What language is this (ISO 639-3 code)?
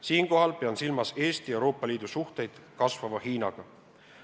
est